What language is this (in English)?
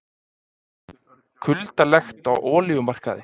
Icelandic